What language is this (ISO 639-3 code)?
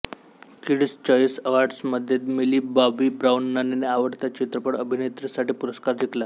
mar